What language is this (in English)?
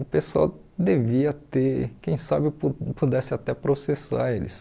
Portuguese